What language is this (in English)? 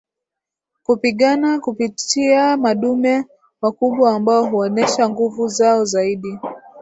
Swahili